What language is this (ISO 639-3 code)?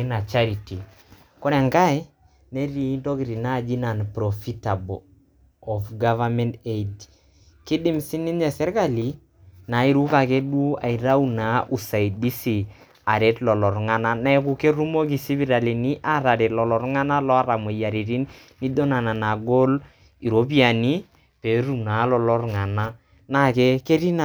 mas